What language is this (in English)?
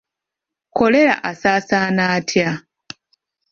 Ganda